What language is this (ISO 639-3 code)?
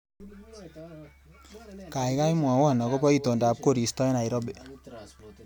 kln